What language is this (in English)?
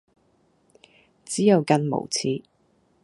Cantonese